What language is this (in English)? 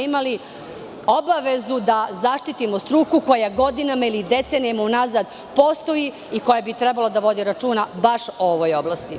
Serbian